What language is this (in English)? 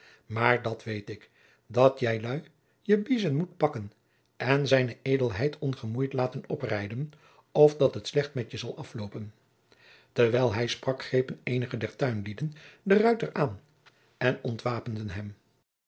Dutch